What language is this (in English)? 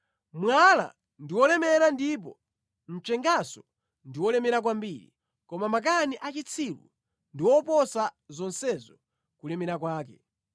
Nyanja